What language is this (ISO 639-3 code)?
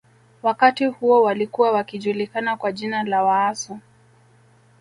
swa